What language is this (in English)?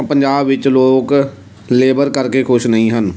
Punjabi